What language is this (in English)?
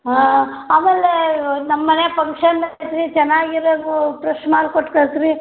Kannada